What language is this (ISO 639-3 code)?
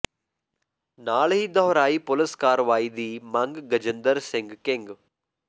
pan